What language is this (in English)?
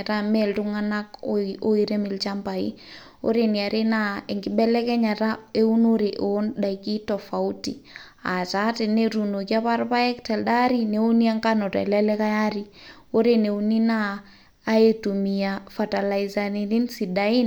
Masai